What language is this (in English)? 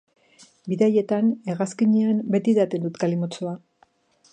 Basque